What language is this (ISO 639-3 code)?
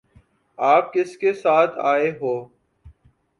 urd